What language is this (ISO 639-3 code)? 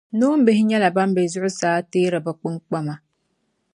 dag